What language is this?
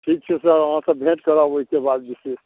Maithili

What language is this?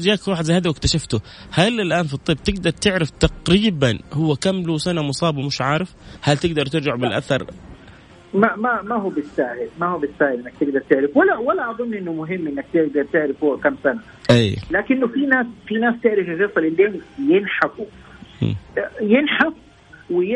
Arabic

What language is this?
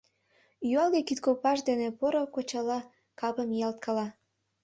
Mari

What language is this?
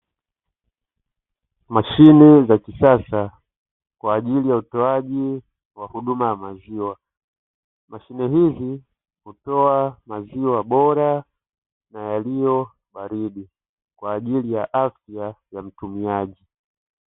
Swahili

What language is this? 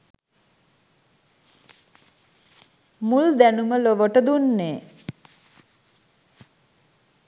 Sinhala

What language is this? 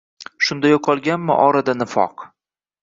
Uzbek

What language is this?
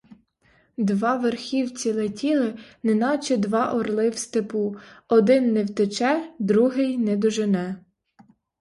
Ukrainian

